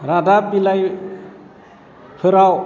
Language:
Bodo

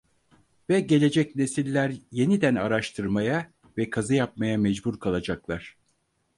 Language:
Turkish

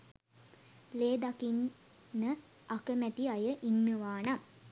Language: Sinhala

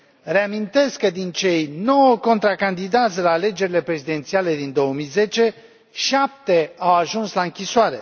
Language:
Romanian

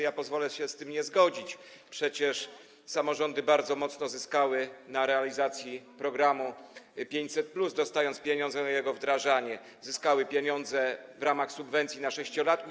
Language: Polish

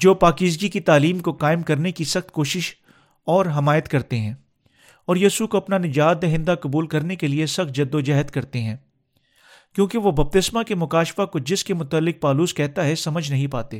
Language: Urdu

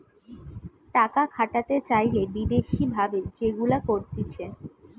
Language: Bangla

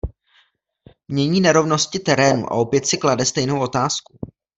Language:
Czech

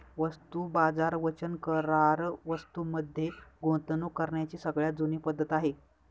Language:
Marathi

